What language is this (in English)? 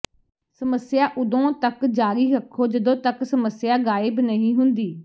Punjabi